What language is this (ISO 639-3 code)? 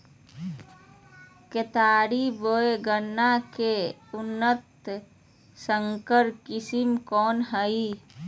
mag